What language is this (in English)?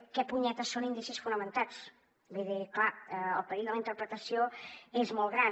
Catalan